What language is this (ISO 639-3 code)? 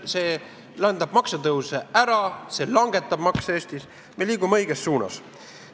est